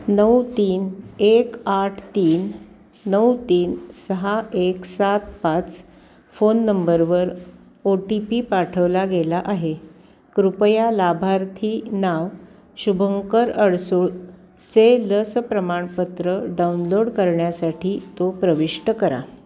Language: Marathi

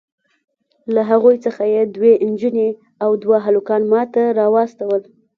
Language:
Pashto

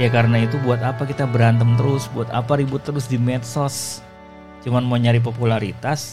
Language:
Indonesian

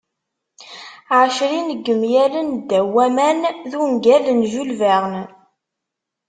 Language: Kabyle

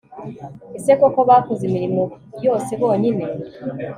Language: Kinyarwanda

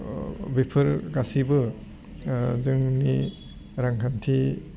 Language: Bodo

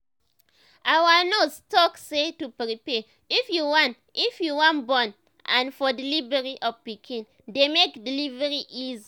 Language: Nigerian Pidgin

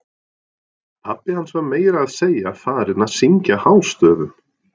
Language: Icelandic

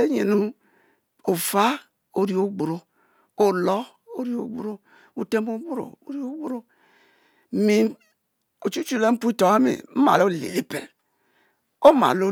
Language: Mbe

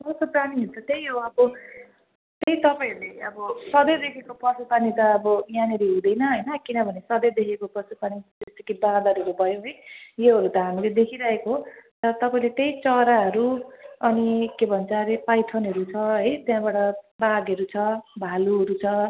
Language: Nepali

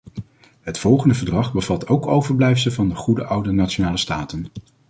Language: Dutch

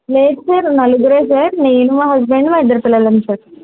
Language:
Telugu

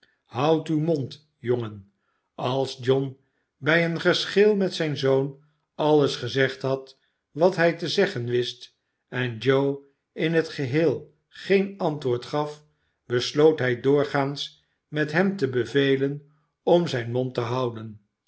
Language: Dutch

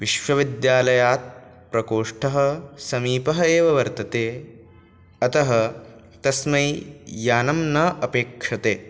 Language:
Sanskrit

